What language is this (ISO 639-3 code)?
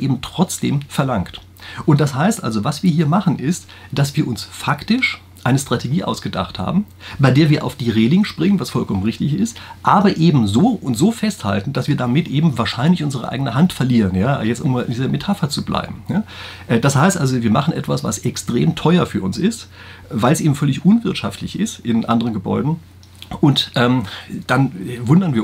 deu